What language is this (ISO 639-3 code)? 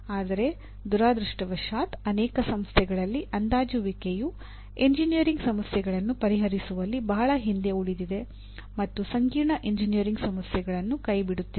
kan